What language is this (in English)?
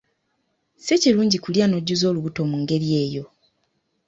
Ganda